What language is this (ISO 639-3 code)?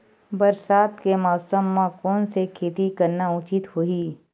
hne